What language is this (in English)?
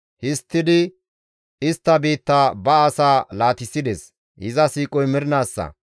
Gamo